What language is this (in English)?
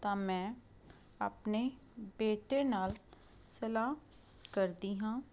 Punjabi